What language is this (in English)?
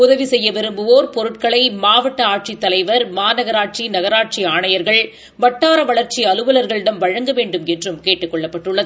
Tamil